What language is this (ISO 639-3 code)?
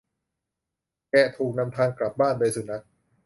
tha